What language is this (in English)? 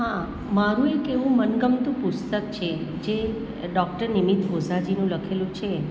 Gujarati